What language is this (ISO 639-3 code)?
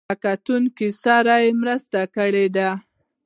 pus